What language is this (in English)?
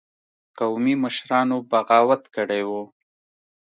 Pashto